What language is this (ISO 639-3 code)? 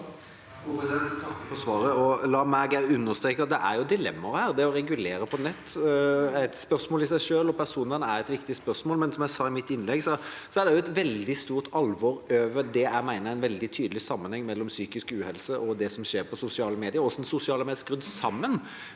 nor